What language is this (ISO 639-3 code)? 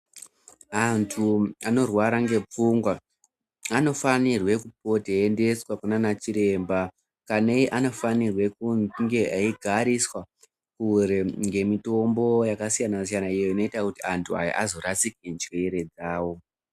ndc